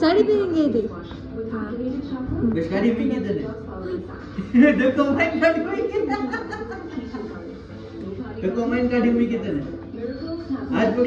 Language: Gujarati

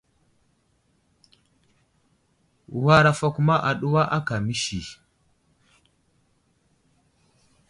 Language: Wuzlam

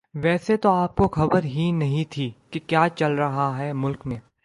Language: Urdu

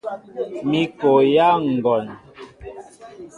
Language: Mbo (Cameroon)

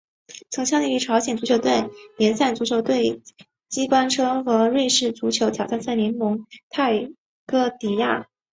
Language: Chinese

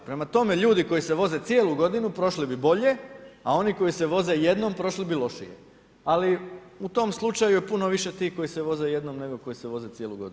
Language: Croatian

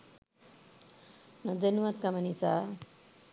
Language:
Sinhala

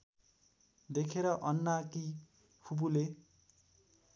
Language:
Nepali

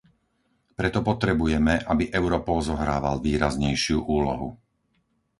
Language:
Slovak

